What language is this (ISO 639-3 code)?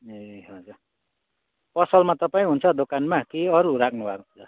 nep